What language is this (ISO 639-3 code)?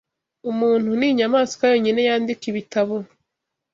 kin